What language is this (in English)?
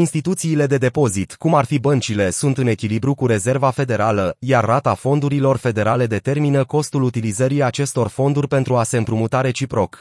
Romanian